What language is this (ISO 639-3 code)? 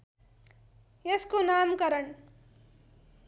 nep